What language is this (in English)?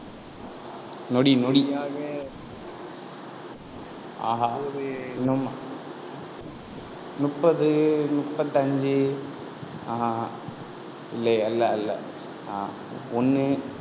Tamil